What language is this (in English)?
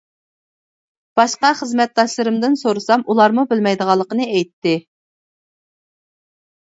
Uyghur